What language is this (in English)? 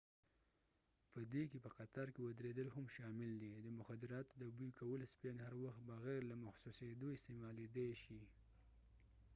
Pashto